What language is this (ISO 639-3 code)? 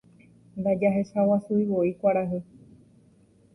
grn